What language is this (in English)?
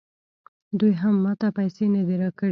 Pashto